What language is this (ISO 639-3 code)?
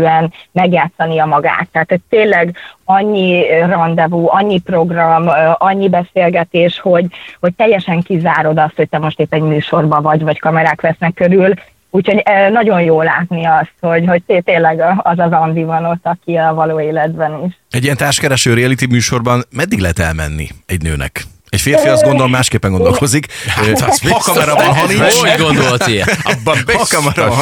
hun